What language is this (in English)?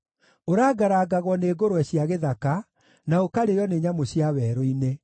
Kikuyu